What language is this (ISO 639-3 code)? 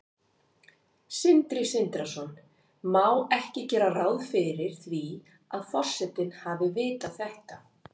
isl